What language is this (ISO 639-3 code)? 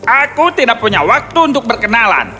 ind